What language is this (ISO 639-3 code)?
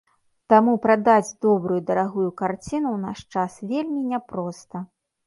bel